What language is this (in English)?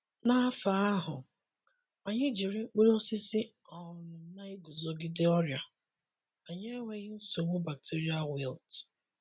Igbo